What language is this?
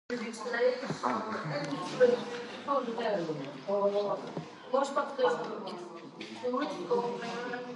Georgian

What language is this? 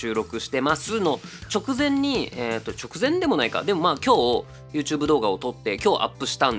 Japanese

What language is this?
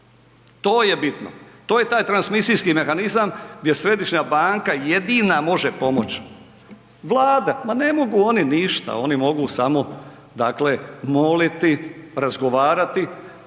Croatian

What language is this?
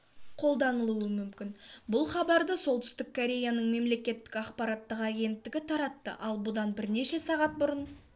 Kazakh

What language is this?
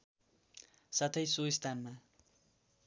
Nepali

